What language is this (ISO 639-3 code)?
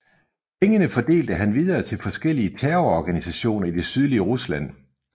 dan